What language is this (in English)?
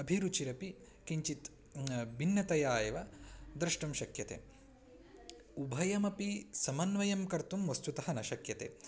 Sanskrit